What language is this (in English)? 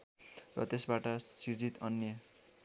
Nepali